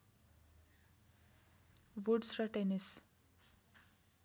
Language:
Nepali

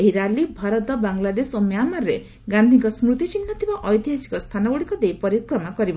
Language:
Odia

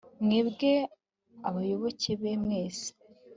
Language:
Kinyarwanda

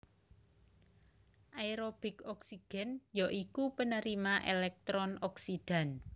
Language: Javanese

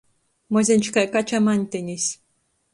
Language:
Latgalian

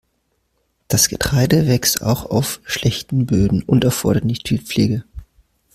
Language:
German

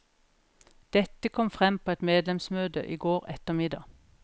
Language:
Norwegian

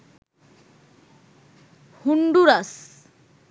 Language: Bangla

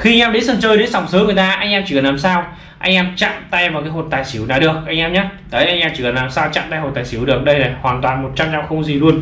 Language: Vietnamese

